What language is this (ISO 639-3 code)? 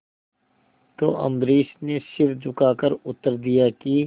hin